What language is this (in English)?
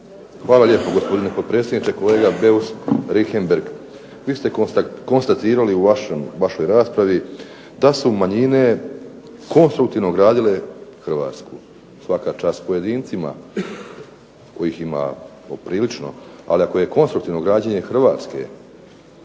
Croatian